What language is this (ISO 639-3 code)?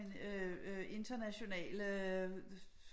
dan